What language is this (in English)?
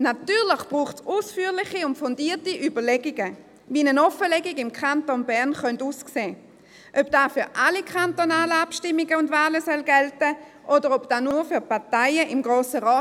Swiss German